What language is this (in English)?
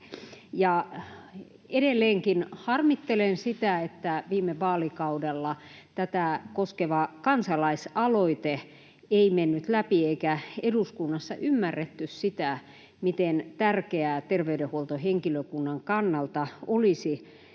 Finnish